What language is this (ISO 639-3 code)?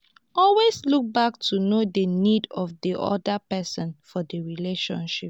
pcm